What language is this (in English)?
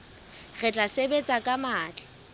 Southern Sotho